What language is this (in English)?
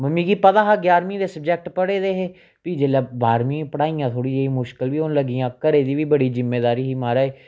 Dogri